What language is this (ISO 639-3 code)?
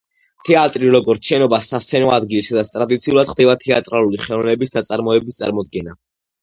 kat